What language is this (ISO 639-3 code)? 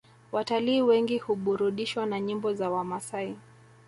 swa